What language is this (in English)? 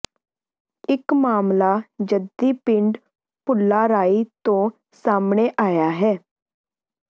Punjabi